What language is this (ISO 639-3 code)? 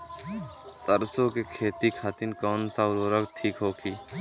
bho